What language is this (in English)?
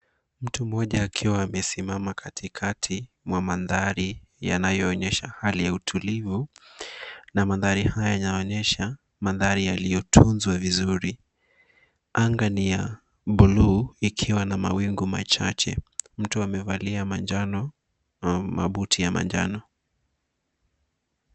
Swahili